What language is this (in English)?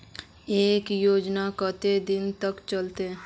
Magahi